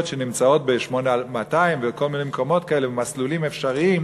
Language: Hebrew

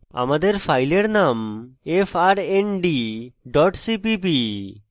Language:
Bangla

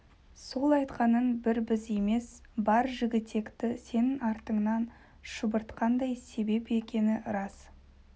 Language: Kazakh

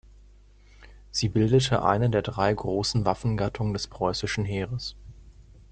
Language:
German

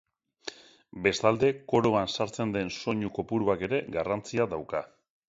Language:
Basque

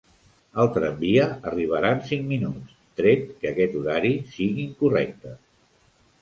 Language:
Catalan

